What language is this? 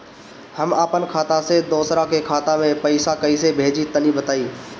Bhojpuri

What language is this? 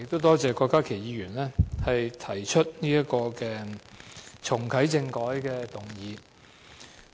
Cantonese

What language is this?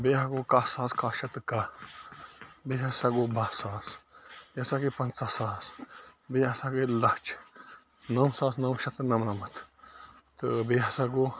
Kashmiri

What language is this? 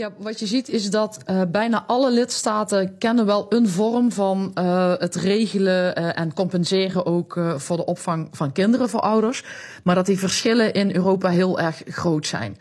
Dutch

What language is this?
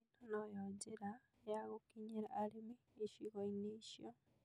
Kikuyu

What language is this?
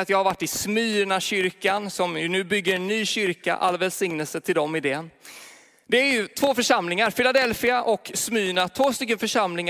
Swedish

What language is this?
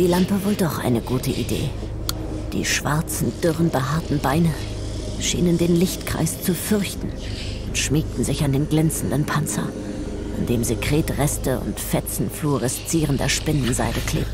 German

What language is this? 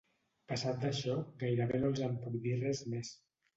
Catalan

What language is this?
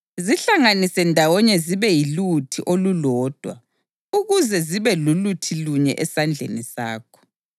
North Ndebele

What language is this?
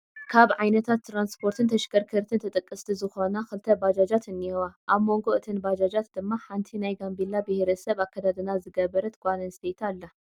Tigrinya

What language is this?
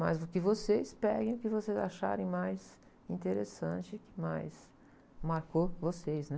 Portuguese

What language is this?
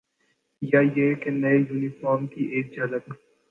Urdu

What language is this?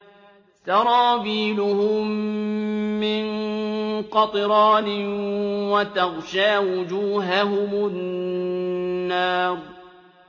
Arabic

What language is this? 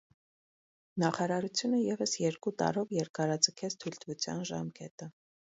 Armenian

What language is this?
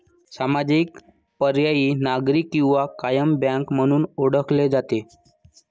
Marathi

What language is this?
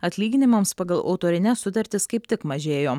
Lithuanian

